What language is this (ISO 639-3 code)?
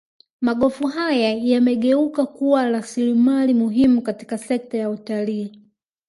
swa